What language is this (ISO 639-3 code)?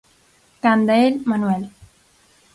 glg